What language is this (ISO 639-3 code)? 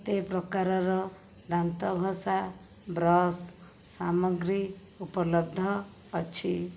ori